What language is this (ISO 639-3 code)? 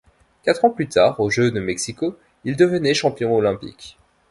fra